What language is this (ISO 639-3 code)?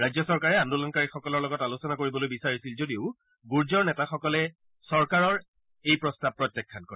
asm